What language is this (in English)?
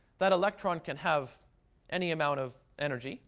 English